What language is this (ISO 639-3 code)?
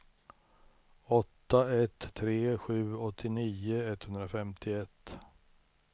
swe